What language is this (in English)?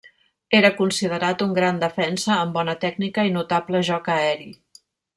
Catalan